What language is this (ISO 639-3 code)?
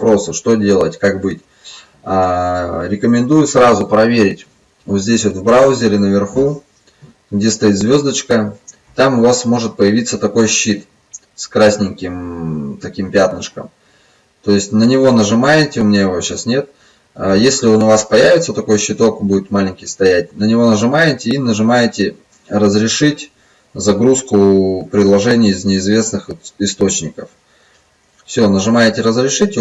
rus